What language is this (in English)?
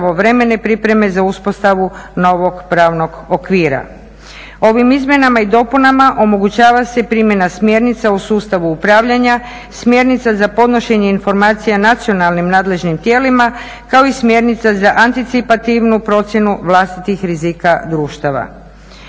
Croatian